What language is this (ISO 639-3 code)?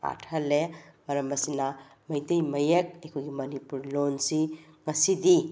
mni